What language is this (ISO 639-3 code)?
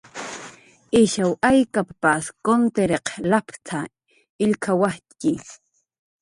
jqr